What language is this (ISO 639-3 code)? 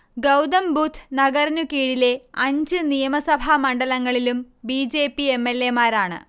mal